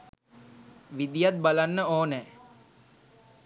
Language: Sinhala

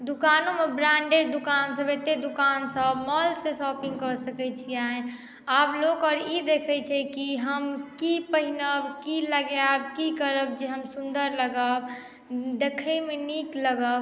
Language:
Maithili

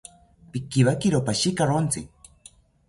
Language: South Ucayali Ashéninka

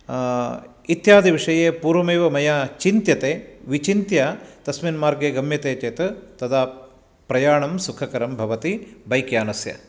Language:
Sanskrit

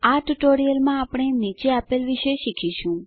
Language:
Gujarati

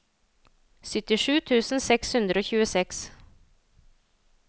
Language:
Norwegian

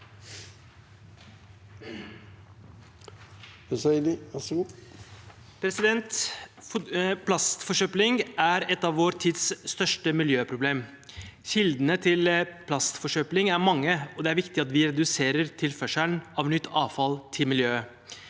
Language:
Norwegian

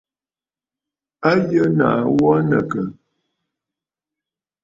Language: Bafut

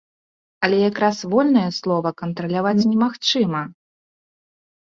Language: Belarusian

